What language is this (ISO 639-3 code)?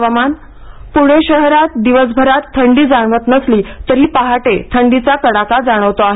mar